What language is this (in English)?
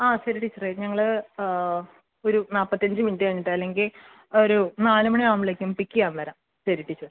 Malayalam